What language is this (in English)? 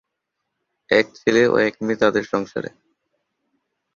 Bangla